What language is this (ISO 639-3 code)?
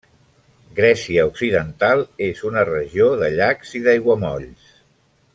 cat